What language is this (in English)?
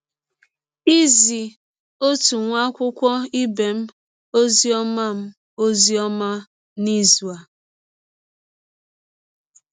Igbo